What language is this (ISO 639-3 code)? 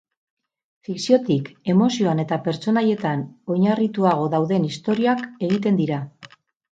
eus